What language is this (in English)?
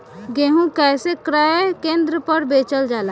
Bhojpuri